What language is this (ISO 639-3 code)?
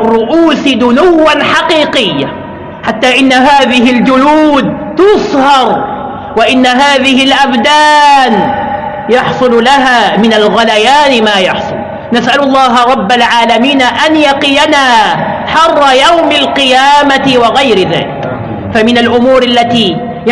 ara